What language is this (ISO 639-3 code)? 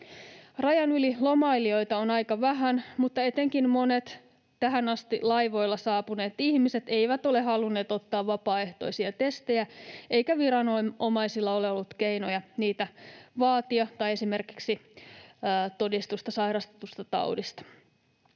fin